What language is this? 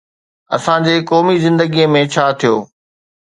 Sindhi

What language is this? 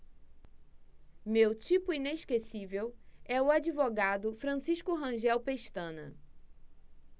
Portuguese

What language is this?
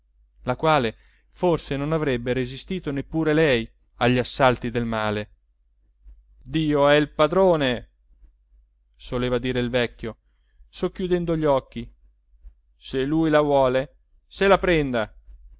Italian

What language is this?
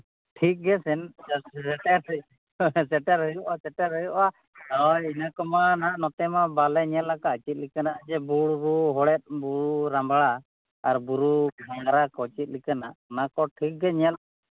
Santali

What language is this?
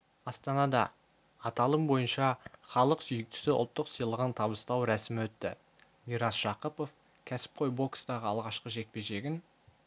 Kazakh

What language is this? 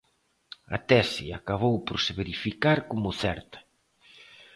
Galician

